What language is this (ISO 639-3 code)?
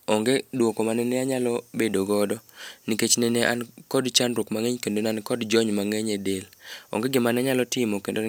luo